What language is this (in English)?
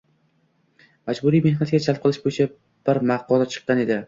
Uzbek